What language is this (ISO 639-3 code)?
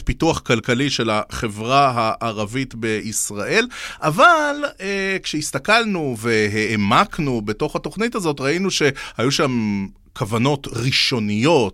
heb